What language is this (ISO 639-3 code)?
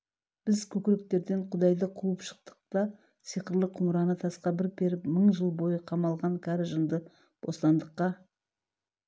kaz